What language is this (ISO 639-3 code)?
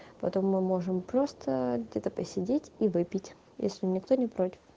rus